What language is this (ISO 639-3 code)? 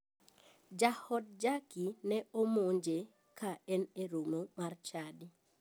luo